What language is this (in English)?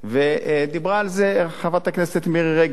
Hebrew